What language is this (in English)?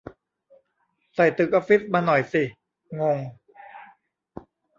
Thai